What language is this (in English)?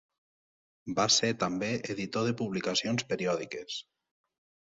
Catalan